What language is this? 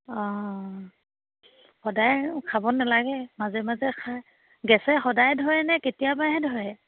Assamese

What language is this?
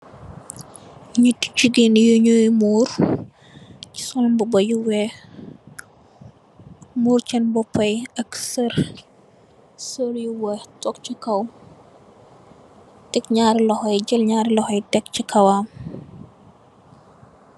Wolof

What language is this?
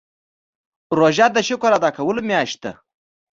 Pashto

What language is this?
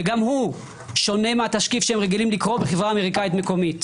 Hebrew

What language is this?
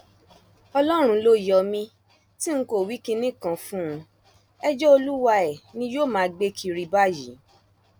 Yoruba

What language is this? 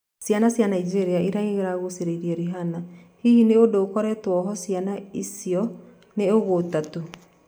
Kikuyu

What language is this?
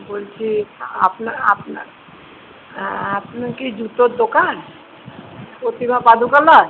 Bangla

